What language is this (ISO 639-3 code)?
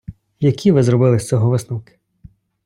ukr